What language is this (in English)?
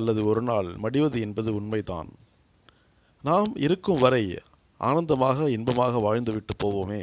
Tamil